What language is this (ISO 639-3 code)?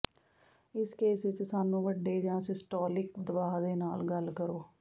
pan